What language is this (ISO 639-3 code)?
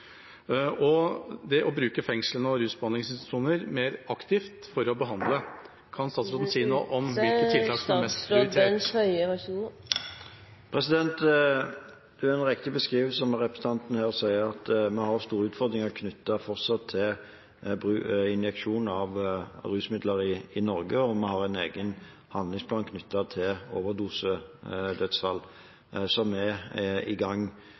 nob